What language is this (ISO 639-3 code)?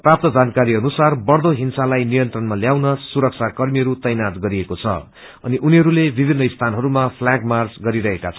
nep